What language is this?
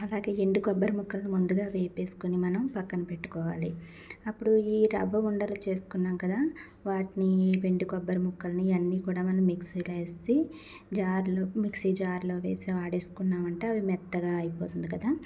Telugu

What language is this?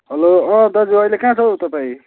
Nepali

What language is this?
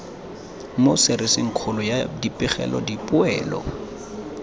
Tswana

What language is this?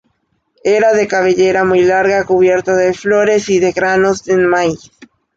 Spanish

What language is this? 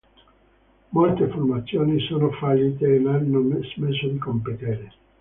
Italian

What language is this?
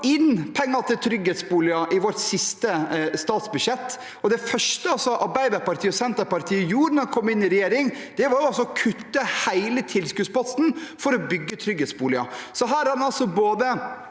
Norwegian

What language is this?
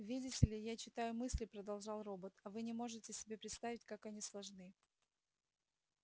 Russian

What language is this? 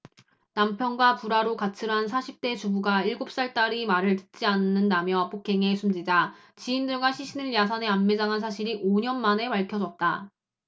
Korean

